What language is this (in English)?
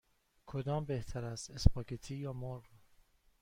Persian